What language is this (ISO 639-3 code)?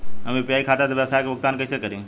bho